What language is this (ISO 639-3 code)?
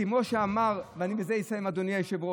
heb